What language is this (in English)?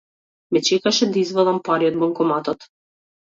Macedonian